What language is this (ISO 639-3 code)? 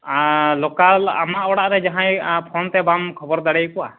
sat